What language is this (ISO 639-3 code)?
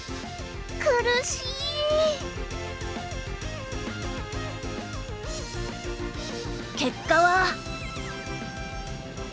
jpn